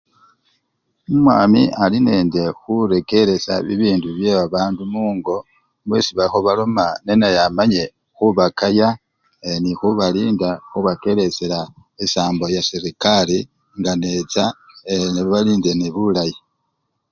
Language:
Luyia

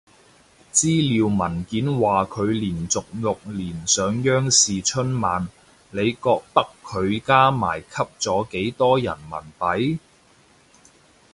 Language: Cantonese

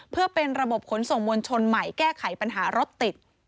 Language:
Thai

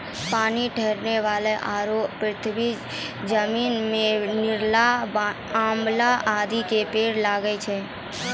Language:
Maithili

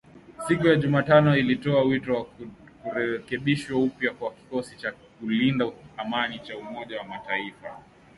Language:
Swahili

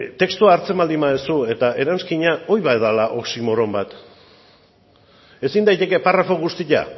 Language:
Basque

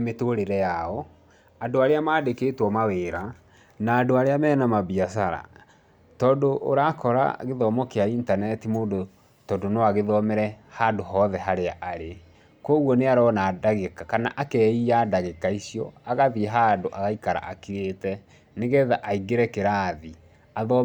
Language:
Kikuyu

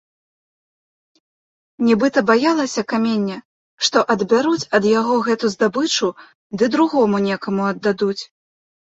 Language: Belarusian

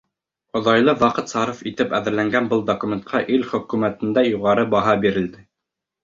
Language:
Bashkir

